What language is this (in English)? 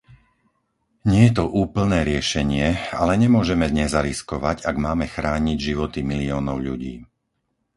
Slovak